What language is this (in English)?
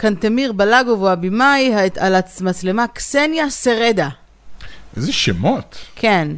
Hebrew